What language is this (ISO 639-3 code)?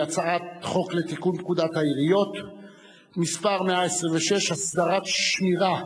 heb